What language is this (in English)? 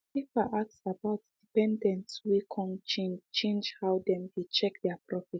Nigerian Pidgin